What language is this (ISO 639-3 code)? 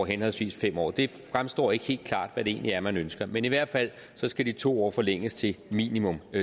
dan